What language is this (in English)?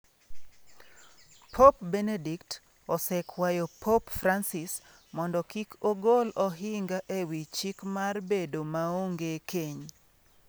Luo (Kenya and Tanzania)